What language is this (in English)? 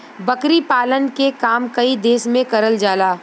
Bhojpuri